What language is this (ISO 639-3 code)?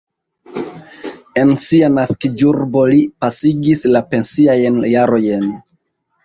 epo